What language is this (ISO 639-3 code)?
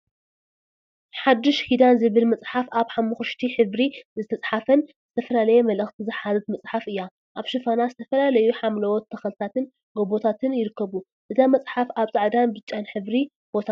tir